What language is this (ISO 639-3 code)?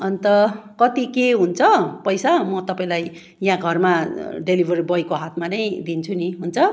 nep